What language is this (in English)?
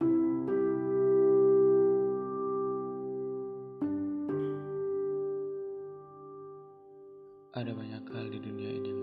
Indonesian